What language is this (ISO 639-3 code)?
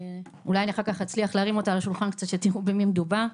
heb